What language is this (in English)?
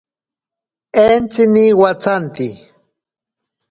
Ashéninka Perené